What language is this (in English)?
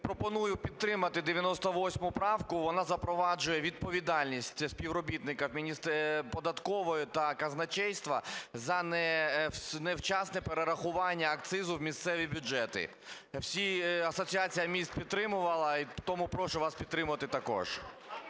Ukrainian